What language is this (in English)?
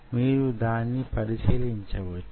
Telugu